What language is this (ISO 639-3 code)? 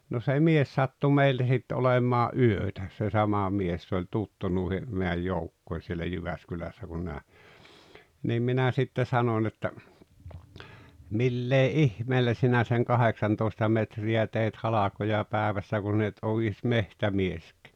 fin